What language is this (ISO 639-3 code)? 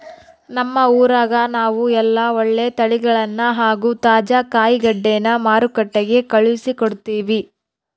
kan